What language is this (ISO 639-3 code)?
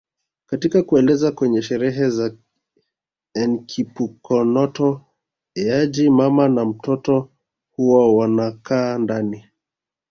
swa